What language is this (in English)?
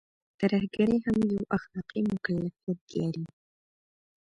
Pashto